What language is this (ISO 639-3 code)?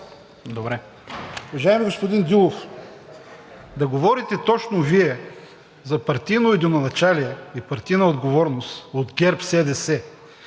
bul